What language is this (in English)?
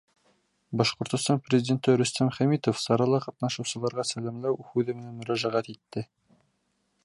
Bashkir